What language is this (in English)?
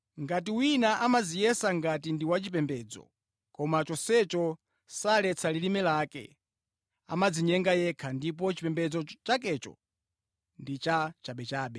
Nyanja